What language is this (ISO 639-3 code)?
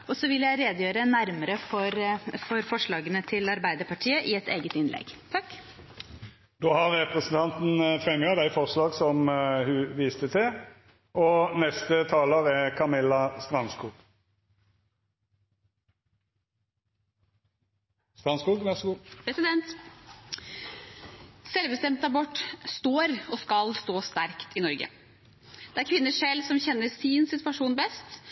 nor